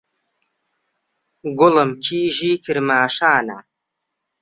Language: Central Kurdish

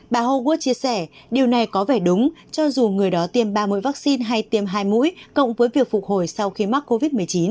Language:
Vietnamese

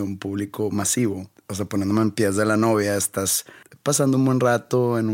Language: Spanish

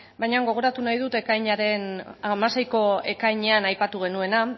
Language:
Basque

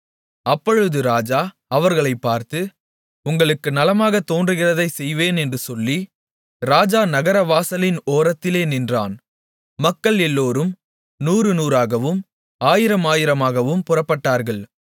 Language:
Tamil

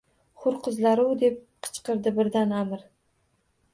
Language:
Uzbek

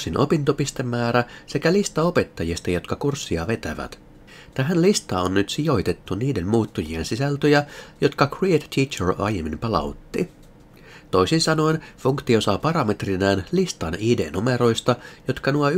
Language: Finnish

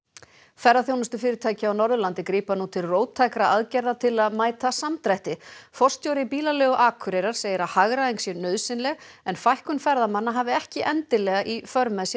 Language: Icelandic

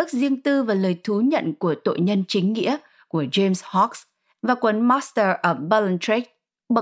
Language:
Vietnamese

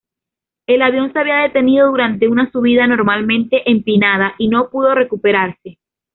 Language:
Spanish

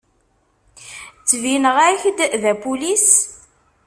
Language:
Kabyle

